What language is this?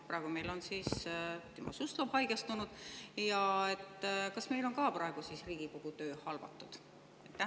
Estonian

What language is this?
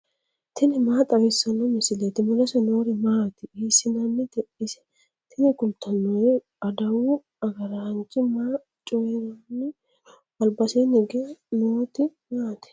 Sidamo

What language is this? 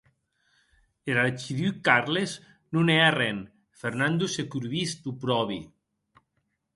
Occitan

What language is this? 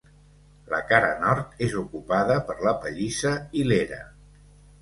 Catalan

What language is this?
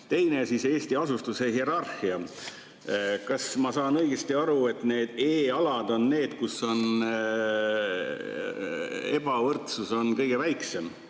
Estonian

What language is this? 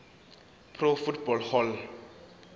Zulu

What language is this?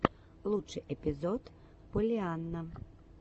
Russian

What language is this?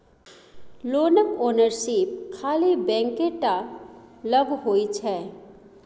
Maithili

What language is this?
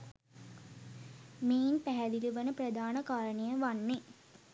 Sinhala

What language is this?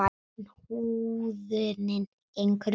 Icelandic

